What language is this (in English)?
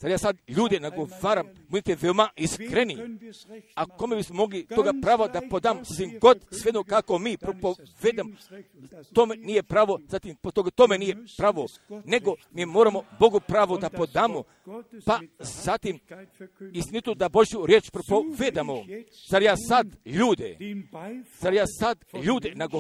Croatian